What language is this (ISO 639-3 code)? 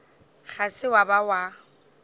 nso